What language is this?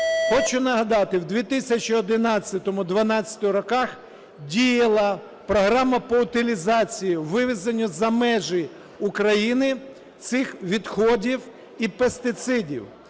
Ukrainian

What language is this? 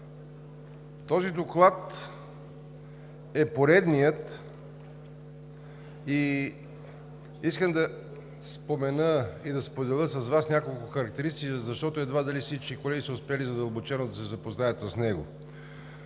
Bulgarian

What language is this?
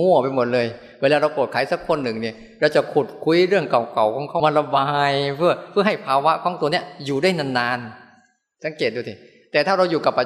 Thai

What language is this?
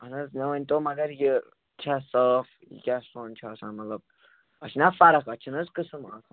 Kashmiri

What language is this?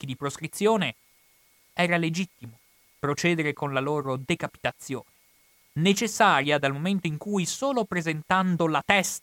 Italian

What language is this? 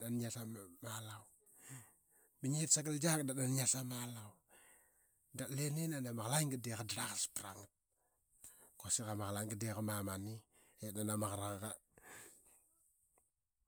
Qaqet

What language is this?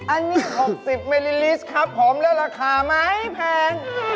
Thai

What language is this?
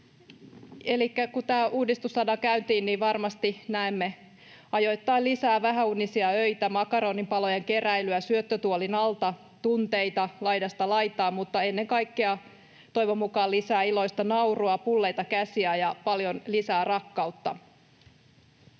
Finnish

